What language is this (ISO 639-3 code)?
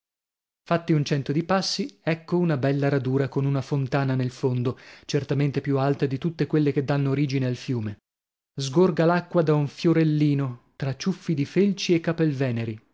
ita